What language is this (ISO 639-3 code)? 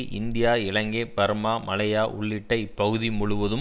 tam